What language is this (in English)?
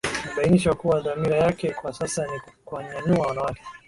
Swahili